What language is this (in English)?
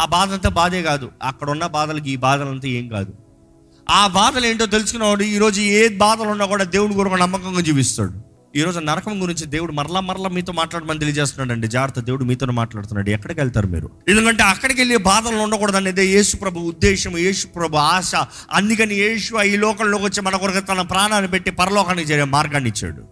Telugu